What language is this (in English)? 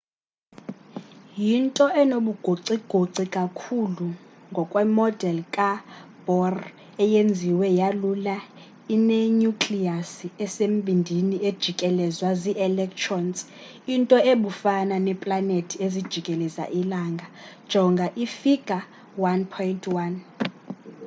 Xhosa